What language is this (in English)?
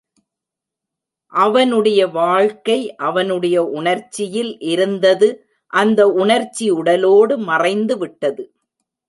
Tamil